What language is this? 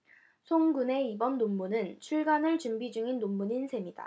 Korean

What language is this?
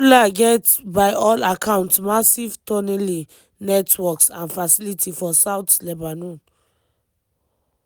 Nigerian Pidgin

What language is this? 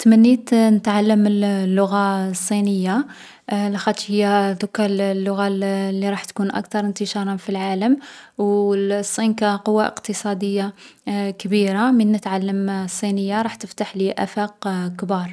Algerian Arabic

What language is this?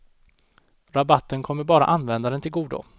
Swedish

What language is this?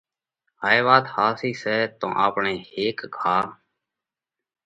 Parkari Koli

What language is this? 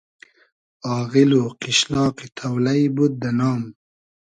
Hazaragi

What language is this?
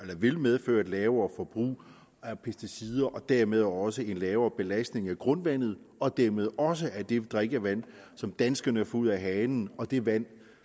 Danish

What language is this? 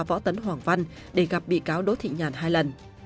Vietnamese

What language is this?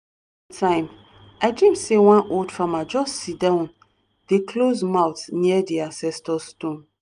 Nigerian Pidgin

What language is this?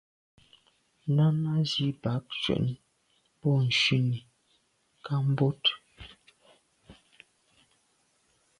Medumba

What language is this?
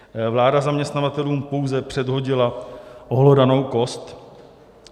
Czech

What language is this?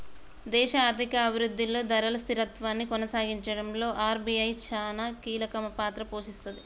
Telugu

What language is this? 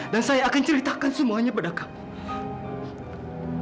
Indonesian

